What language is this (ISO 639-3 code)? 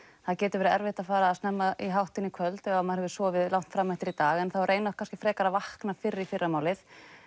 isl